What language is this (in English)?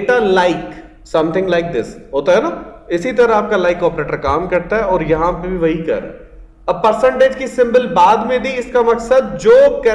Hindi